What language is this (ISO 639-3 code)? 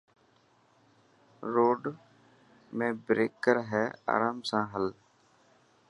mki